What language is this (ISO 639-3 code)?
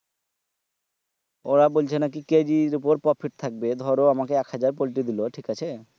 ben